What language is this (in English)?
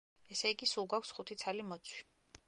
Georgian